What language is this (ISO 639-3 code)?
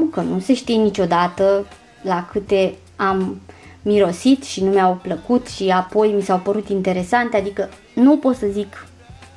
ron